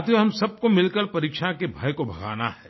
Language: Hindi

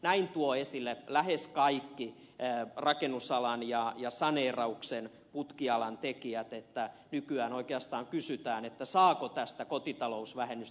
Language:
Finnish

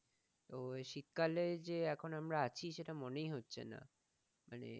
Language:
Bangla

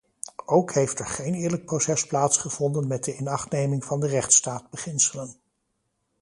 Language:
Dutch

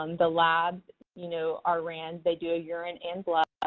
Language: English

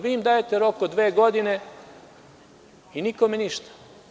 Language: Serbian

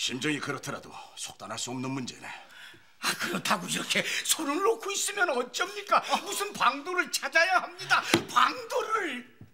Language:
Korean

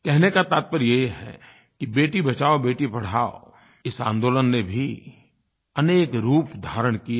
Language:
Hindi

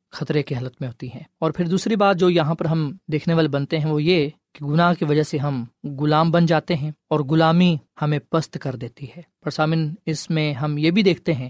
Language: Urdu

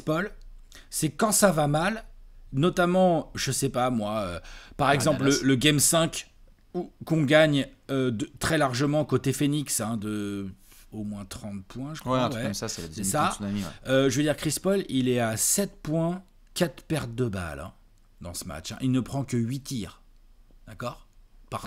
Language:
French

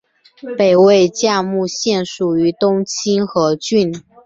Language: Chinese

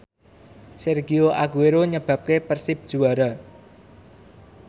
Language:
Javanese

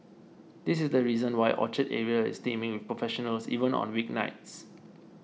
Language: English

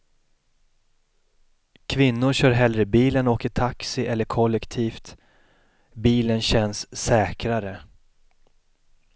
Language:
Swedish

